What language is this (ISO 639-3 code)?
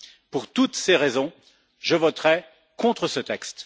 fra